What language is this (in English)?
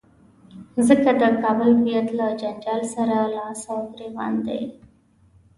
Pashto